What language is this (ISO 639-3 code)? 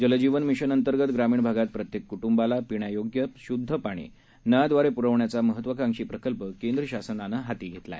mar